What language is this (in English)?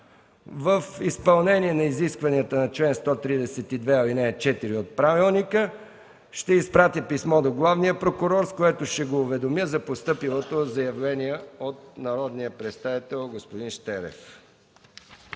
Bulgarian